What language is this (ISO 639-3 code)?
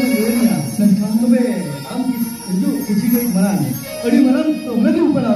ara